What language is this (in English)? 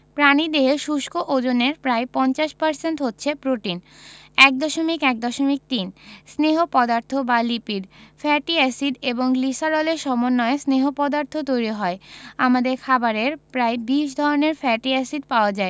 Bangla